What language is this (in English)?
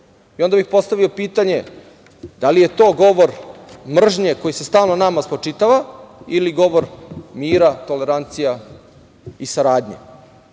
Serbian